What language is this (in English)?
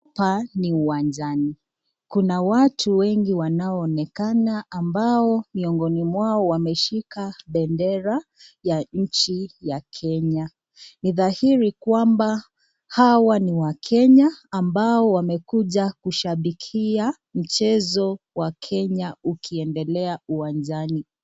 Swahili